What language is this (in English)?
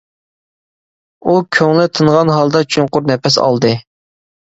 Uyghur